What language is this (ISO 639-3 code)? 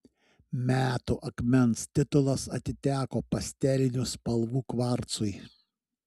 lit